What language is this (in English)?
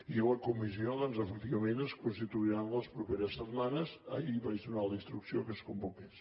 Catalan